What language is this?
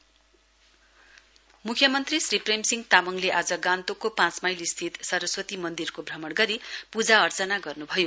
Nepali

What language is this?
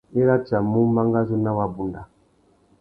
Tuki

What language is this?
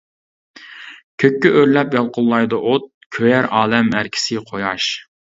Uyghur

